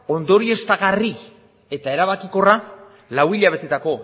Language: Basque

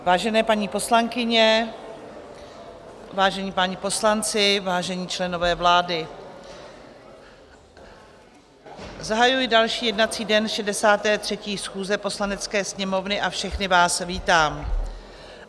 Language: Czech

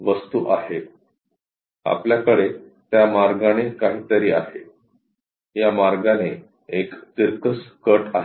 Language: Marathi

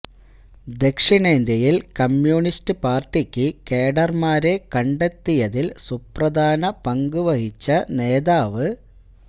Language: Malayalam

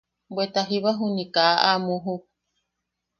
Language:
Yaqui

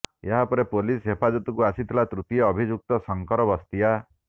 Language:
Odia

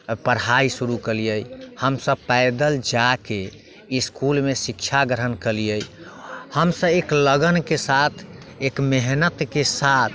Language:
Maithili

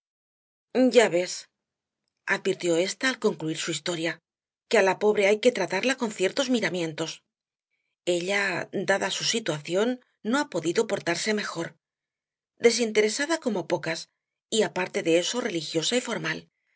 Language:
Spanish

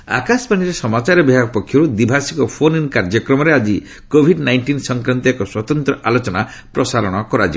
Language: Odia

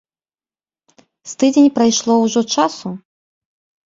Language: Belarusian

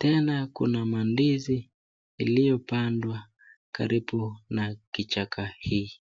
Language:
Swahili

